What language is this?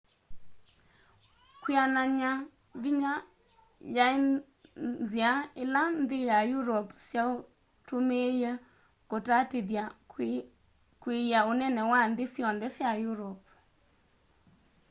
Kamba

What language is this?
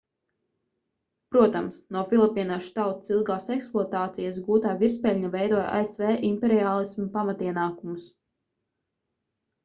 Latvian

